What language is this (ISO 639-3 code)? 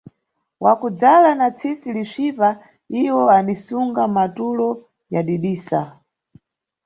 nyu